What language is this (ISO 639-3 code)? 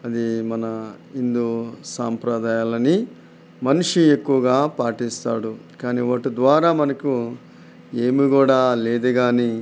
tel